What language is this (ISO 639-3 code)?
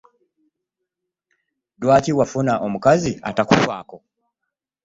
lug